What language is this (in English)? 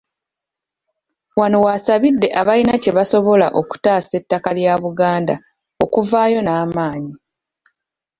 Ganda